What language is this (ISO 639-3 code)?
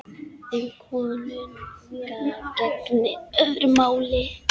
isl